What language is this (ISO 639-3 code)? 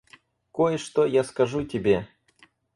rus